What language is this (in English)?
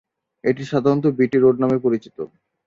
Bangla